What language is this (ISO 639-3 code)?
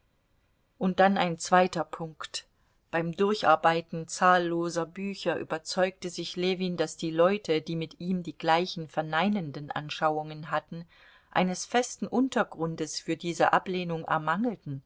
deu